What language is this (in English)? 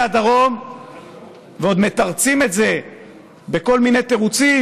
Hebrew